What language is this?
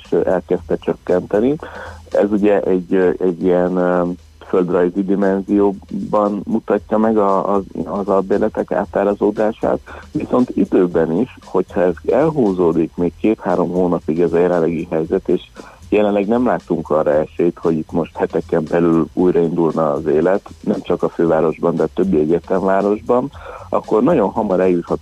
Hungarian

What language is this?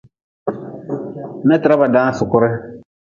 Nawdm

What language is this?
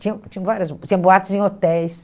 Portuguese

